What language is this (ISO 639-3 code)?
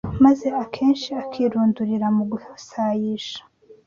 kin